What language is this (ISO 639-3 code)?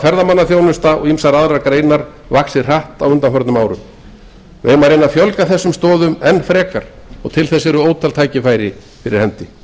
isl